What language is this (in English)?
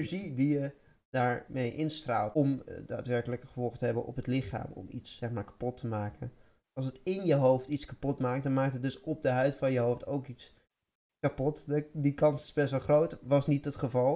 Dutch